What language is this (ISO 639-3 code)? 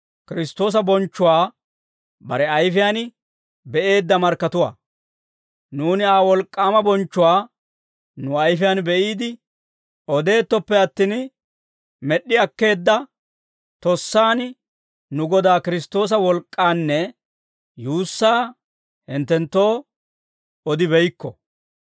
dwr